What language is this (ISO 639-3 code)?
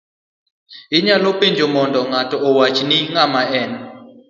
luo